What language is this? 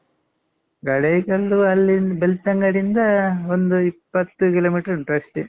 Kannada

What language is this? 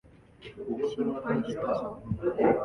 Japanese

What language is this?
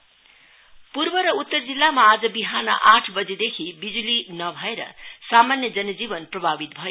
Nepali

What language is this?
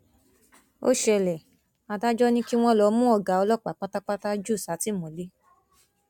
Yoruba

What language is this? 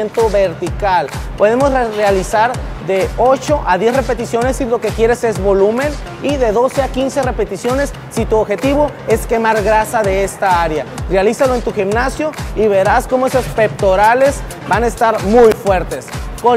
Spanish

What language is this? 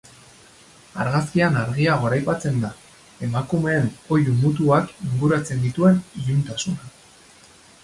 Basque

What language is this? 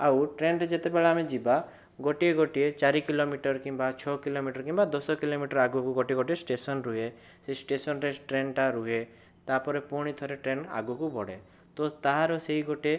Odia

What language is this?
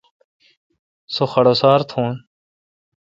Kalkoti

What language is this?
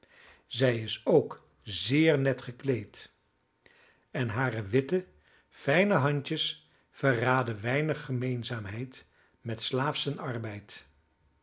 Dutch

